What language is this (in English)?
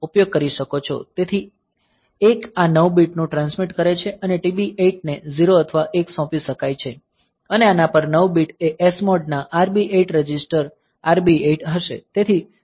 Gujarati